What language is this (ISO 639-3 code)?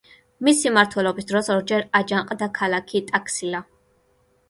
kat